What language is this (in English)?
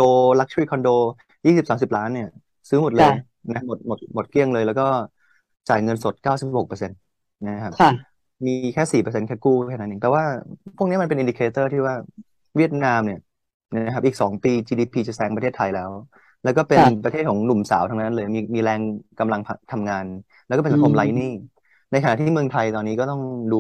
Thai